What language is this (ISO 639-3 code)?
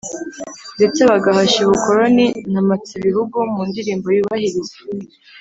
kin